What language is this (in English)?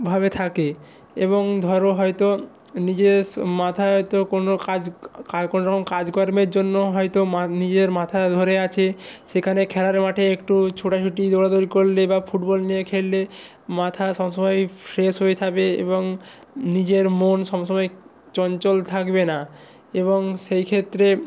Bangla